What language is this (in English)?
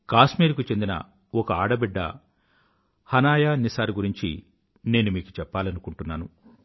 Telugu